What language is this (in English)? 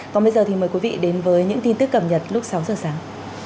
Vietnamese